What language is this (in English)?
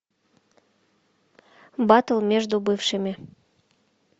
Russian